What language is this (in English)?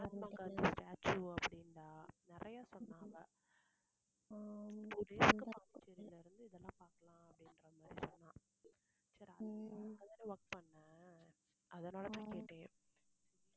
Tamil